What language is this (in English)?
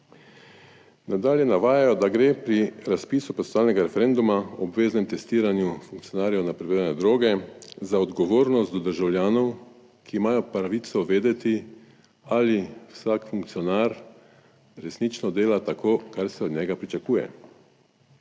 Slovenian